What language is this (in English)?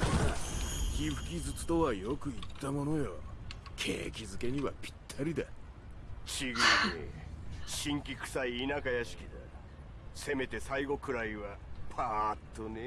Korean